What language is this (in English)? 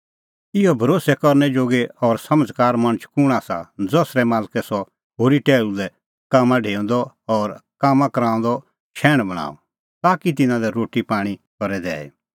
Kullu Pahari